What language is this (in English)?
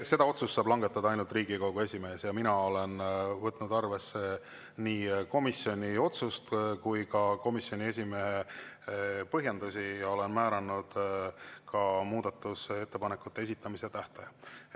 Estonian